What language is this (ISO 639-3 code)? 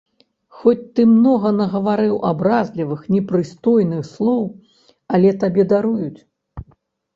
bel